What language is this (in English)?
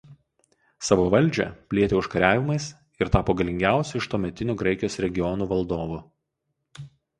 Lithuanian